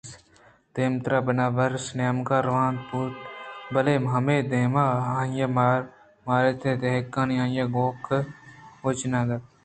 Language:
Eastern Balochi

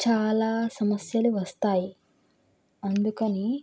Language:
Telugu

